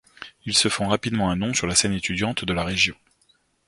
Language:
French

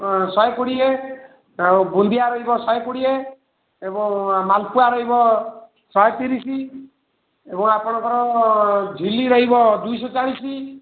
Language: Odia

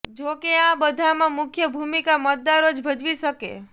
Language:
Gujarati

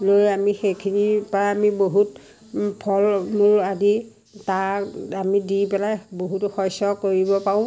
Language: Assamese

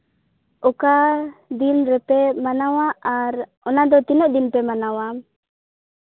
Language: Santali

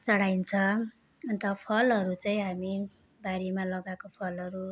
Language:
Nepali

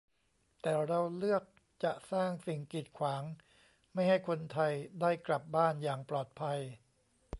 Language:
Thai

